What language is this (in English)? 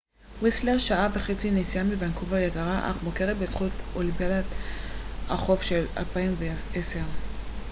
Hebrew